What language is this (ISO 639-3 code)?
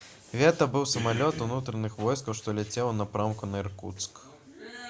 bel